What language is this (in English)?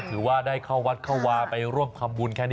Thai